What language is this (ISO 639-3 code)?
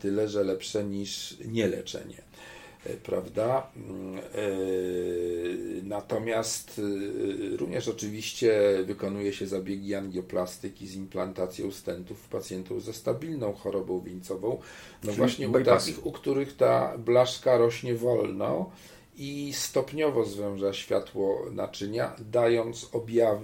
pol